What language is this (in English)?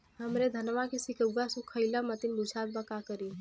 Bhojpuri